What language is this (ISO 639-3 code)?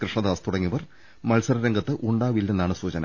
mal